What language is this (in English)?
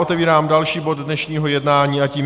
Czech